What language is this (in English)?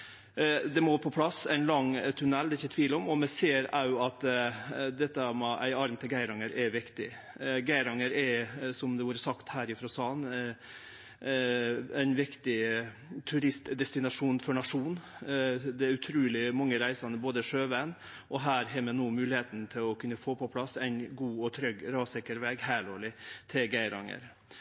Norwegian Nynorsk